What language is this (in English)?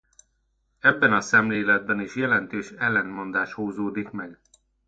Hungarian